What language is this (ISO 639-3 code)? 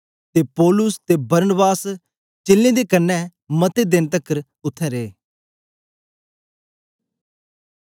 doi